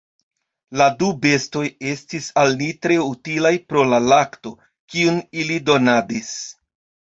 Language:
Esperanto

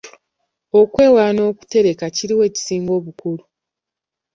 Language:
Ganda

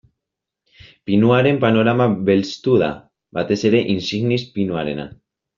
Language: Basque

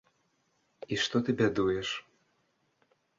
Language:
Belarusian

